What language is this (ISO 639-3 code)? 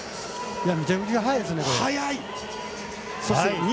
jpn